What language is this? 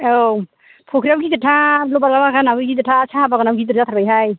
Bodo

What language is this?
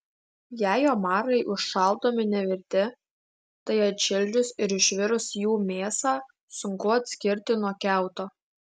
Lithuanian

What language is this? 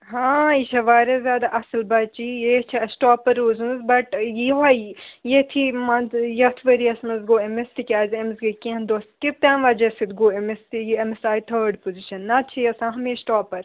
Kashmiri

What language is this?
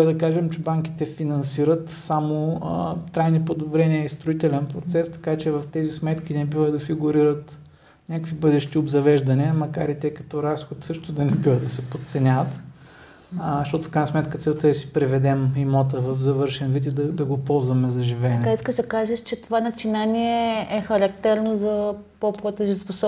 Bulgarian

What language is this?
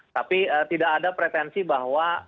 Indonesian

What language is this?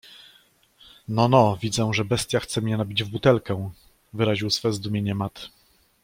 Polish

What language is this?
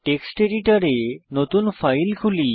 Bangla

